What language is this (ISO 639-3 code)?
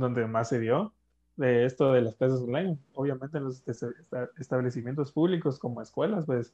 spa